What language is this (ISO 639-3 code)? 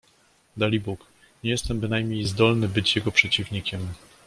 pol